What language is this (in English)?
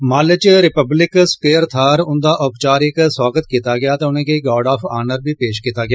Dogri